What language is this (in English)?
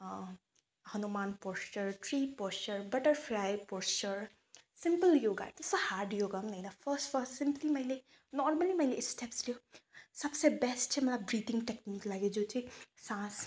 Nepali